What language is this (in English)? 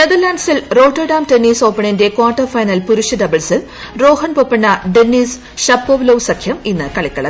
Malayalam